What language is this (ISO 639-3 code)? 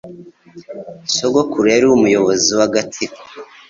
kin